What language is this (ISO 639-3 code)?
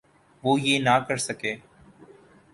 urd